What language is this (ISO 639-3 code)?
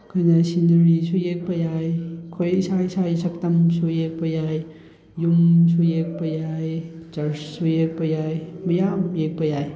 mni